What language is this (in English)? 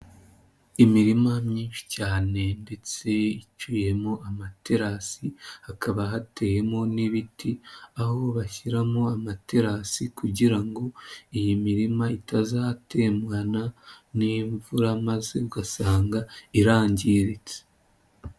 Kinyarwanda